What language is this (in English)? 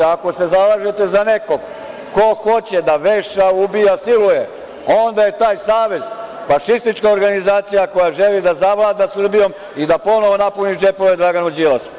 Serbian